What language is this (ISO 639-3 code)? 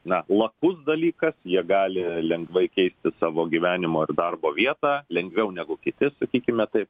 lit